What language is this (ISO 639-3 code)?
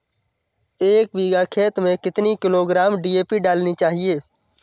hin